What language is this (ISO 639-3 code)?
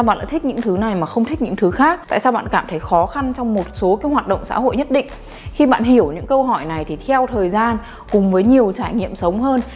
vie